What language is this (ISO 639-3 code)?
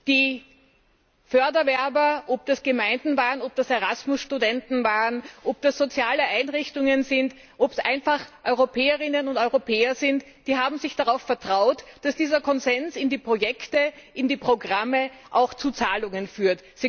deu